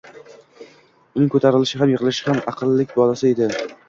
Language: Uzbek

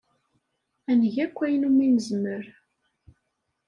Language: Kabyle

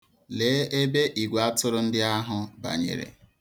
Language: Igbo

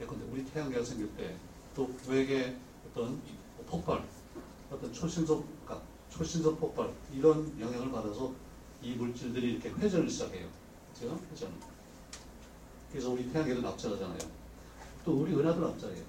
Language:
Korean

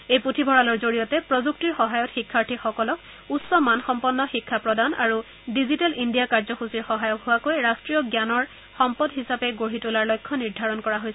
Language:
Assamese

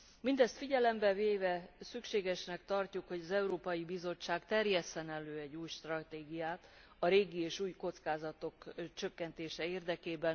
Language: Hungarian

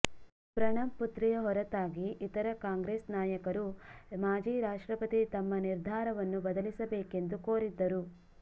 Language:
Kannada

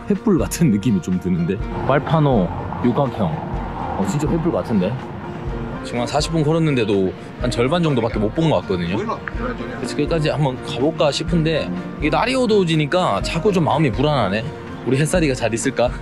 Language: Korean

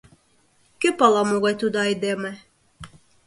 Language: Mari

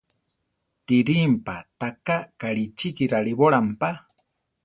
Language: Central Tarahumara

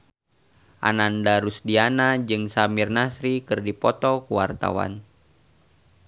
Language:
Sundanese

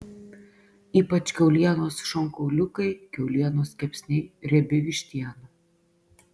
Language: Lithuanian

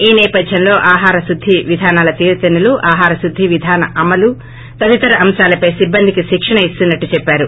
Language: Telugu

